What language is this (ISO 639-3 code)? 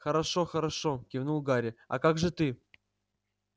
rus